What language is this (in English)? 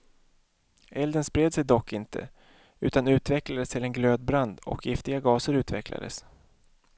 Swedish